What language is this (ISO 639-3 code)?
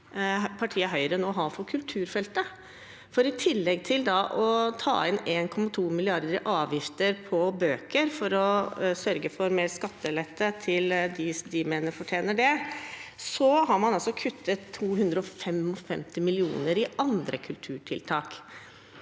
nor